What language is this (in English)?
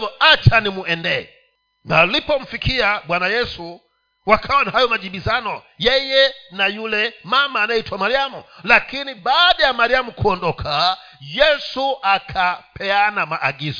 Swahili